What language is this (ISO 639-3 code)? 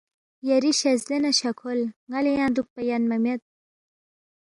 bft